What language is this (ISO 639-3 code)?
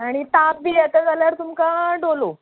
kok